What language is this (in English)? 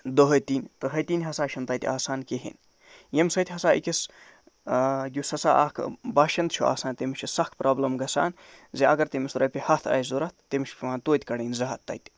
Kashmiri